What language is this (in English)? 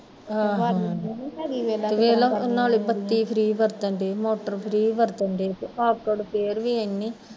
Punjabi